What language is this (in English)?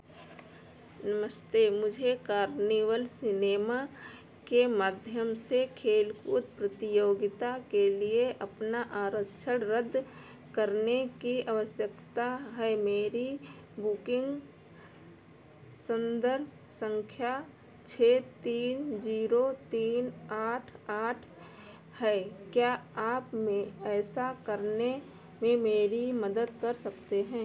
Hindi